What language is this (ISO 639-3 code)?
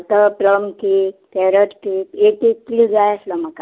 kok